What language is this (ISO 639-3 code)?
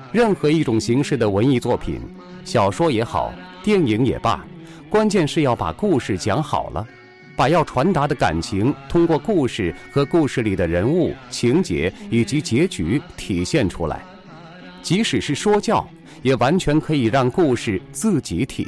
zho